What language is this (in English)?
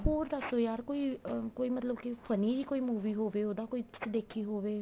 Punjabi